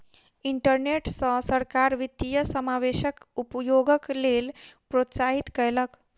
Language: Maithili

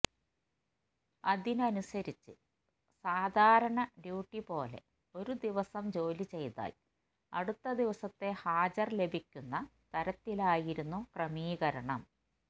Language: Malayalam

